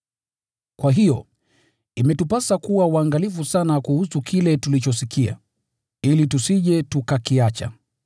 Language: Swahili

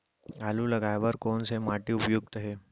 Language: Chhattisgarhi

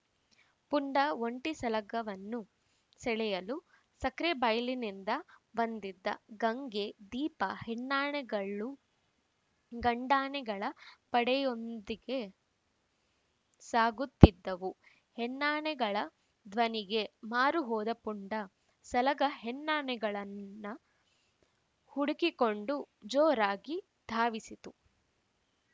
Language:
Kannada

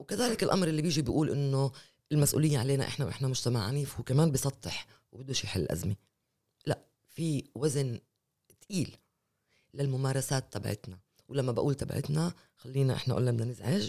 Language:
Arabic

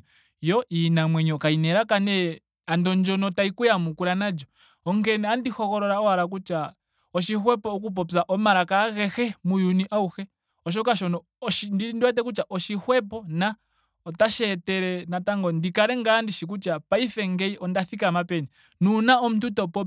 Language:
Ndonga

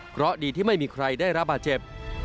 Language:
Thai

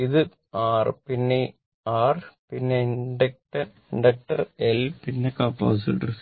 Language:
Malayalam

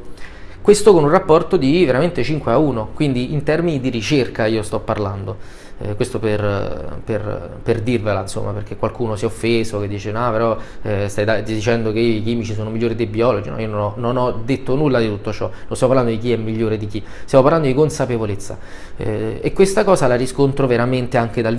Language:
Italian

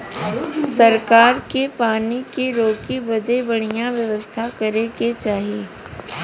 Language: Bhojpuri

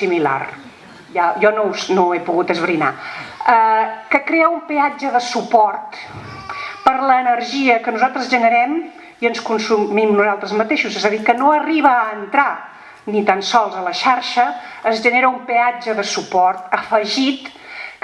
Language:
Spanish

